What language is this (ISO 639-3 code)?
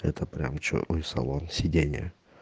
rus